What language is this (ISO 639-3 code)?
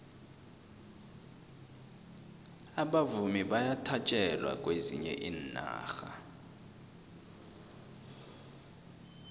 nbl